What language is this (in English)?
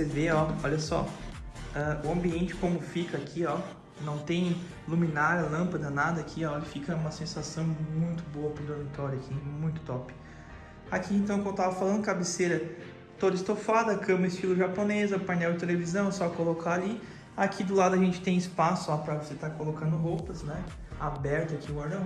Portuguese